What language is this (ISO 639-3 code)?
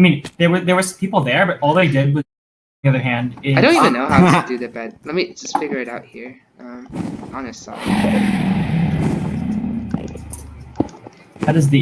eng